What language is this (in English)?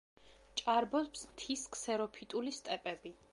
Georgian